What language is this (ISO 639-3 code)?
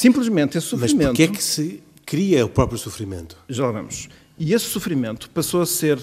por